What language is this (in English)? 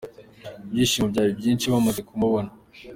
Kinyarwanda